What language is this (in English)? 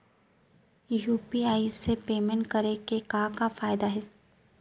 Chhattisgarhi